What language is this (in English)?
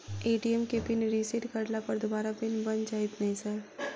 Maithili